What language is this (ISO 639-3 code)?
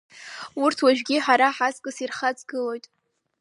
abk